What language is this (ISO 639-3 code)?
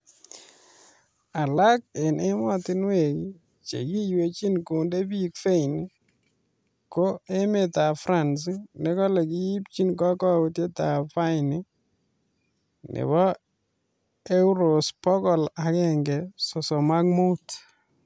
kln